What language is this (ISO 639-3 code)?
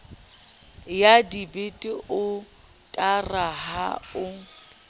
sot